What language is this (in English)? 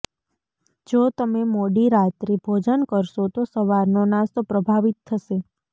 Gujarati